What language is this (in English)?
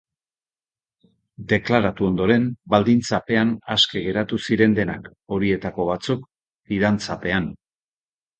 Basque